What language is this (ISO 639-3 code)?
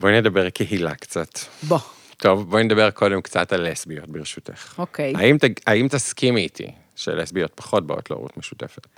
heb